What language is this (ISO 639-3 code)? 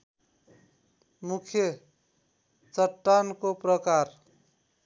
nep